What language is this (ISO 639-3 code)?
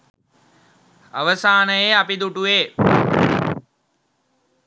sin